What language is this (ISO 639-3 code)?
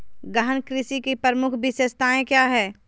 mag